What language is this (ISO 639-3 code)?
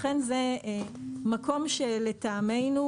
heb